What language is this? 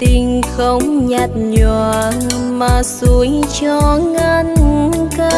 Vietnamese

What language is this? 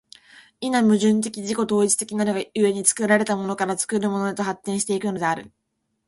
Japanese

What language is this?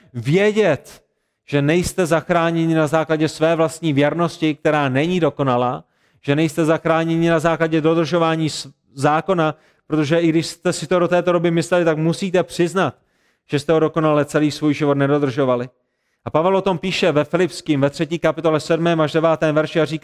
Czech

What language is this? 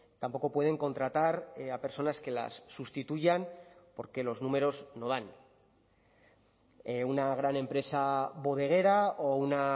Spanish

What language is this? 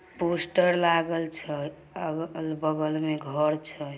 Magahi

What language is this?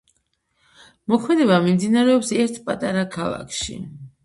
Georgian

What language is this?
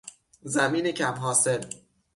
Persian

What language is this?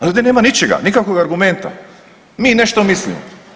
Croatian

